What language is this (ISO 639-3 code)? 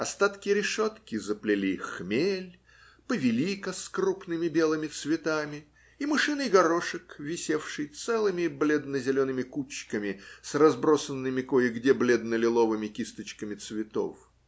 rus